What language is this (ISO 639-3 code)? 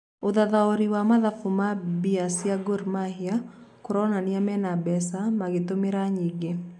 kik